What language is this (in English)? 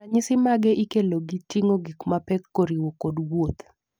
Luo (Kenya and Tanzania)